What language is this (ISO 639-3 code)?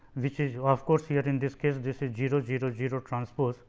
eng